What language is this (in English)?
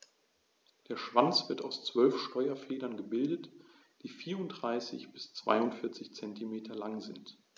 German